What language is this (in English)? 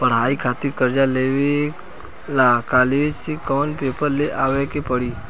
Bhojpuri